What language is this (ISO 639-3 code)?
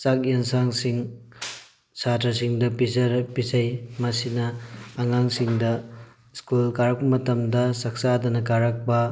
mni